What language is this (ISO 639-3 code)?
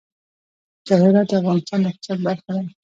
pus